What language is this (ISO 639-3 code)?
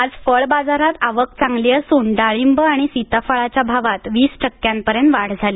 mar